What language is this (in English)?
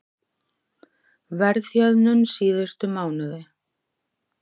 Icelandic